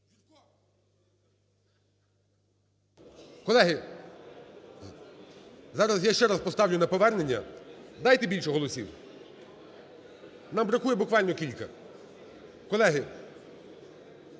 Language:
Ukrainian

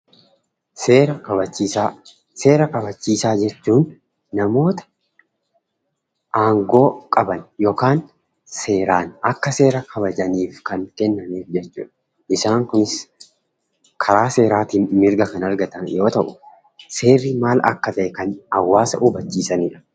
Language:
Oromo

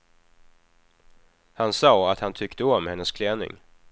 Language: Swedish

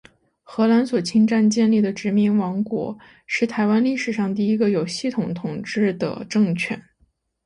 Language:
Chinese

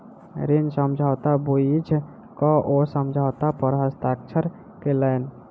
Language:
Maithili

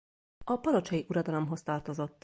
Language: Hungarian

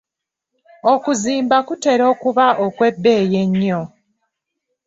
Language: Ganda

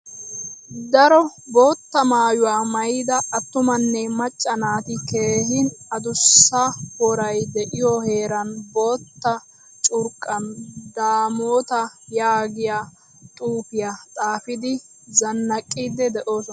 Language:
Wolaytta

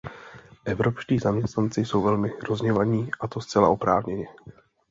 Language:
Czech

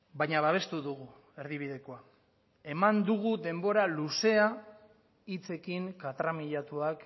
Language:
Basque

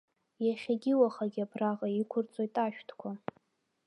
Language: Abkhazian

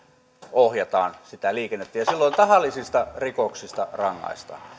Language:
Finnish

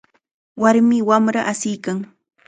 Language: Chiquián Ancash Quechua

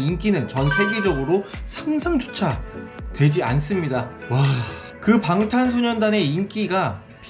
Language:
Korean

